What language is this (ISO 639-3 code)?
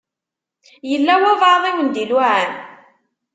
kab